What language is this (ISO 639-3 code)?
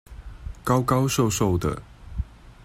zho